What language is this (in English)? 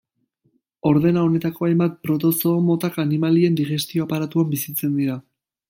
Basque